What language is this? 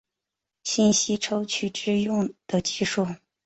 Chinese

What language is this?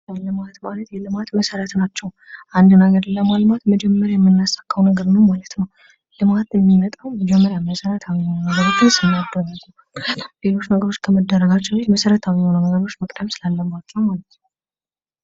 Amharic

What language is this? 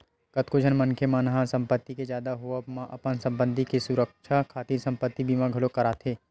Chhattisgarhi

